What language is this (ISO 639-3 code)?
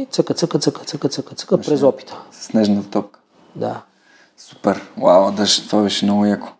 bul